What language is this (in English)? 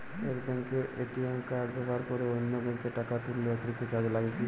Bangla